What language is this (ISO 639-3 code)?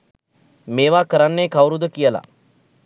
sin